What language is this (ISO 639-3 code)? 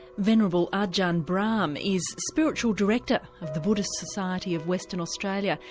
eng